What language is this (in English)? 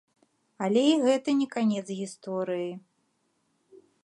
Belarusian